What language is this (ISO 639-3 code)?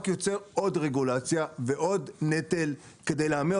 heb